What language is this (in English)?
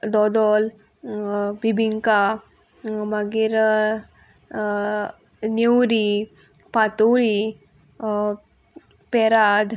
Konkani